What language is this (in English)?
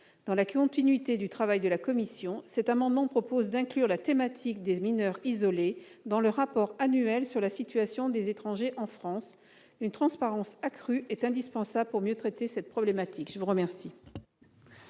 French